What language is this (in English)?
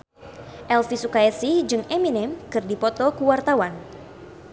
Sundanese